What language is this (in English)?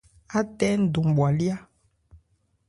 Ebrié